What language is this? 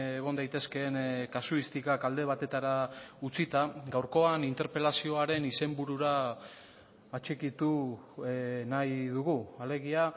Basque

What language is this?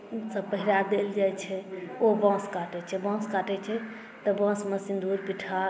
Maithili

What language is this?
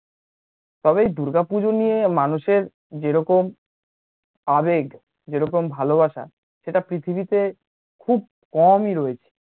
Bangla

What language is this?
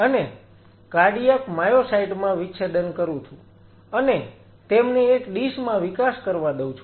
Gujarati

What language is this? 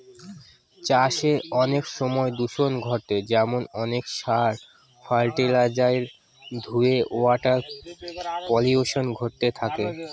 Bangla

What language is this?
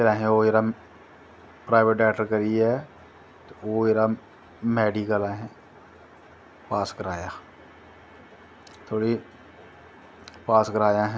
Dogri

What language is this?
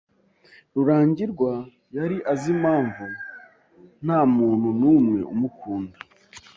Kinyarwanda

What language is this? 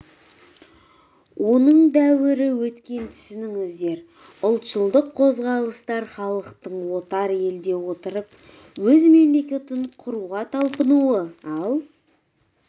Kazakh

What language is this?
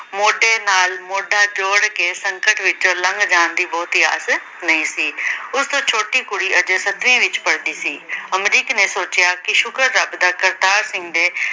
Punjabi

